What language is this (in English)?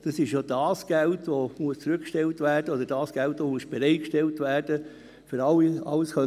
Swiss German